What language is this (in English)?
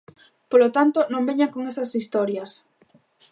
Galician